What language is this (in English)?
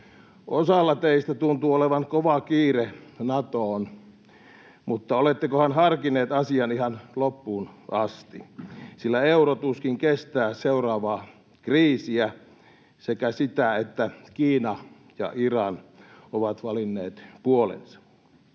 Finnish